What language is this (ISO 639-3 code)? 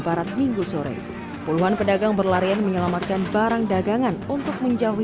ind